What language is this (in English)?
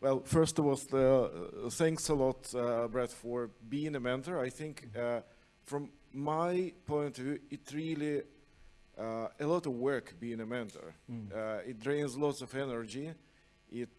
English